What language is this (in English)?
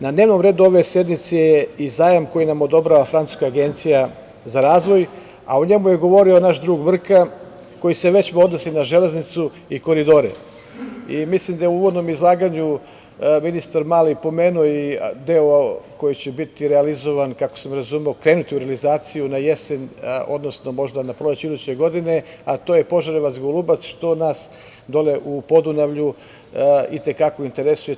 Serbian